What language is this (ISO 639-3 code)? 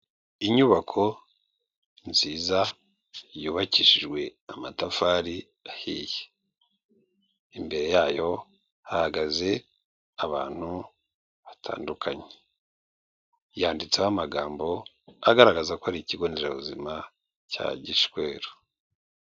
kin